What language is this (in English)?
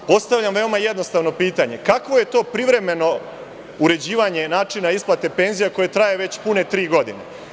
Serbian